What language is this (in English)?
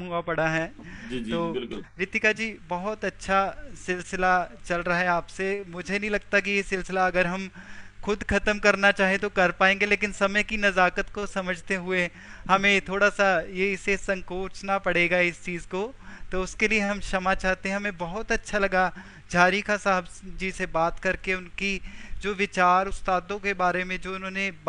Hindi